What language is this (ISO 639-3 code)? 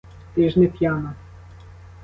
ukr